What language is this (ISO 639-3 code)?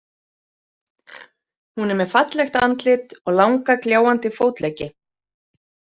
isl